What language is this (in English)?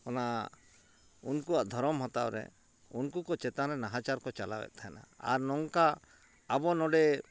Santali